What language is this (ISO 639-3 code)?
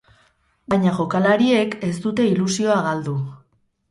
eus